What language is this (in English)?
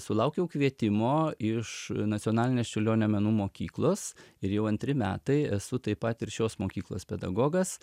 Lithuanian